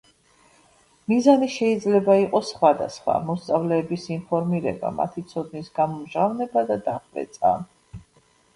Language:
Georgian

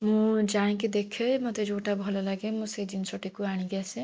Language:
Odia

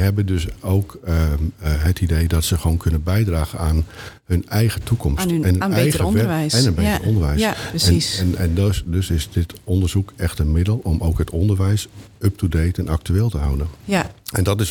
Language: Dutch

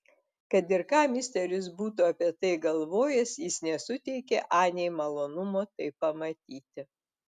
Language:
Lithuanian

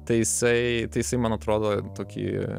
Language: Lithuanian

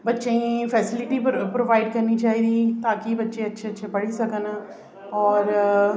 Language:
Dogri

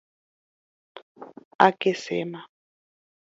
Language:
Guarani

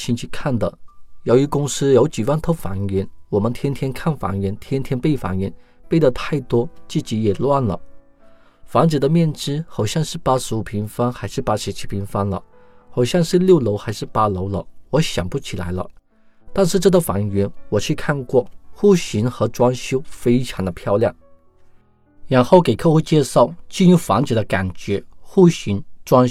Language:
Chinese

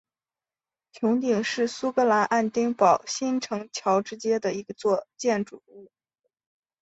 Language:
Chinese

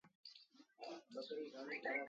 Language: Sindhi Bhil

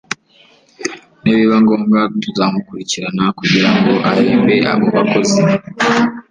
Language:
Kinyarwanda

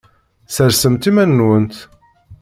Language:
Kabyle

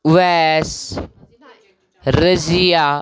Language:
Kashmiri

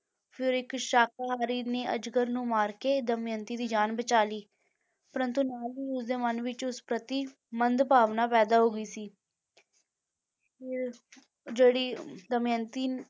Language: Punjabi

